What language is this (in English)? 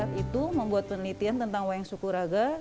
Indonesian